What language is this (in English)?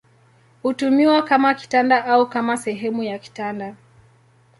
Swahili